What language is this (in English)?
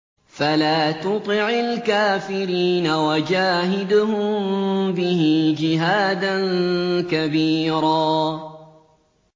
Arabic